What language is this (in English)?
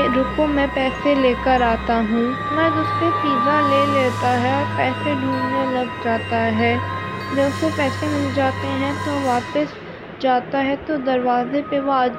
Urdu